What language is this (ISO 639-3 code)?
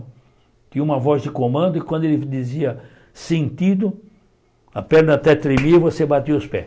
por